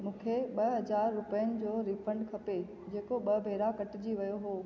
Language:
Sindhi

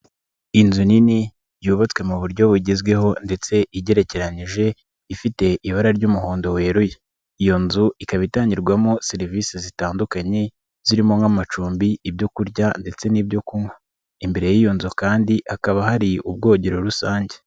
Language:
Kinyarwanda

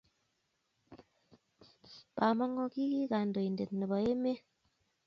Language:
Kalenjin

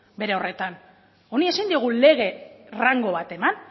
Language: Basque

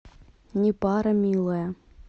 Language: Russian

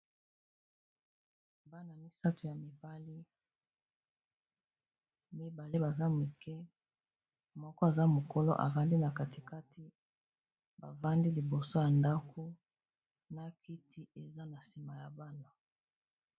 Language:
Lingala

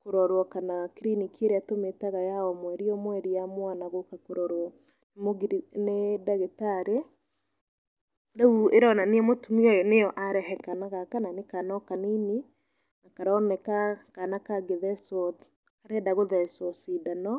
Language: Kikuyu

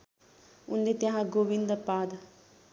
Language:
Nepali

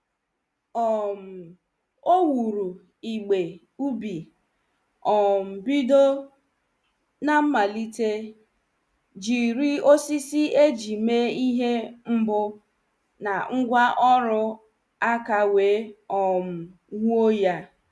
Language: Igbo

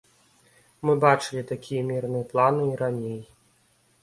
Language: Belarusian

